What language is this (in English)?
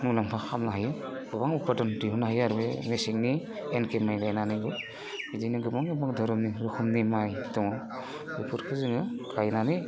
Bodo